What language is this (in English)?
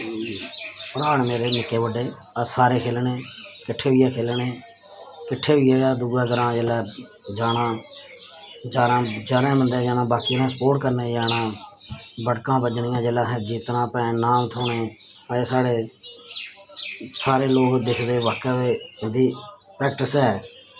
Dogri